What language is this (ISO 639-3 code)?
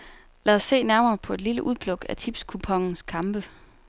dan